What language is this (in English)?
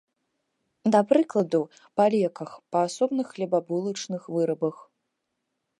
Belarusian